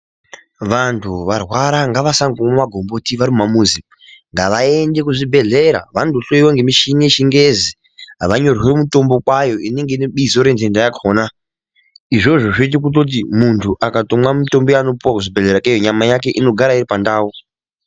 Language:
Ndau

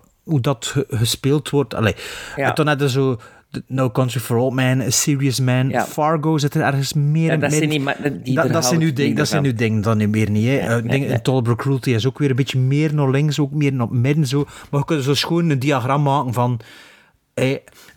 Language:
Dutch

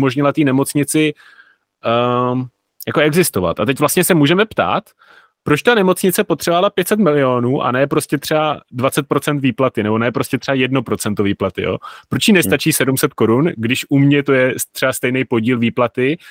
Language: Czech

